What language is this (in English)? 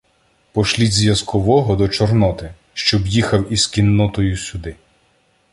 Ukrainian